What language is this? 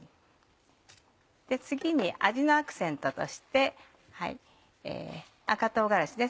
Japanese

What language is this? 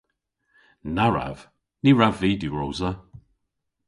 Cornish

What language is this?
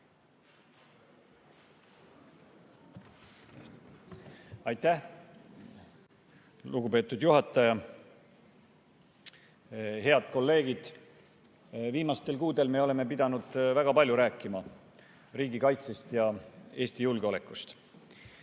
Estonian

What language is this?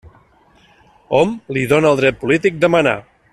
Catalan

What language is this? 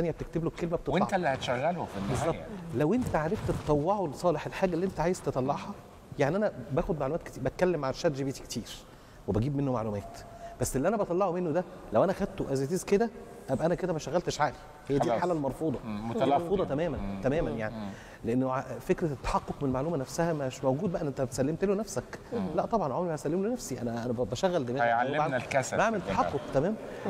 Arabic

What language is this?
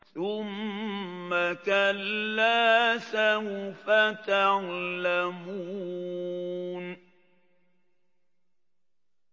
Arabic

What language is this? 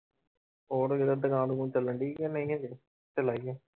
Punjabi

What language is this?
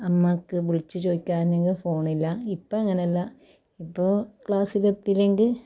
Malayalam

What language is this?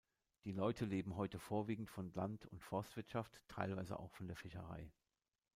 German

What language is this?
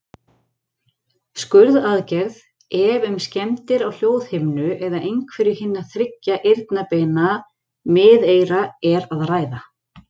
Icelandic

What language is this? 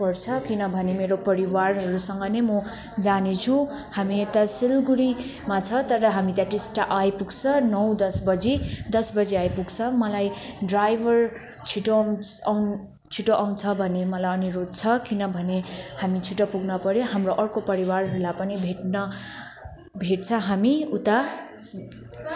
Nepali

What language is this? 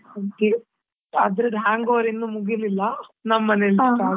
Kannada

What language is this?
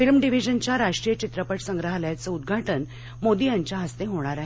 Marathi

